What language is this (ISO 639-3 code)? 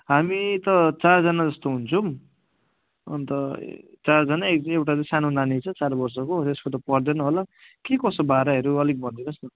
nep